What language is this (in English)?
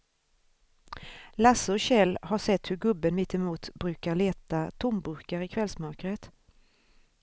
Swedish